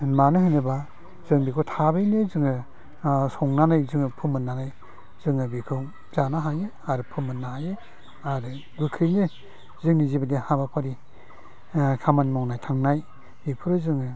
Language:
Bodo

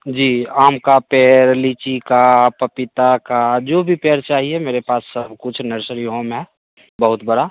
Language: Hindi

